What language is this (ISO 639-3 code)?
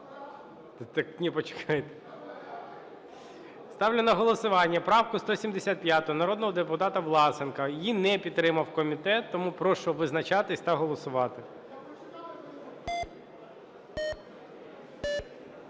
ukr